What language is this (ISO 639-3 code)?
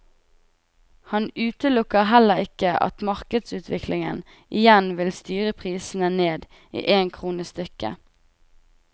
nor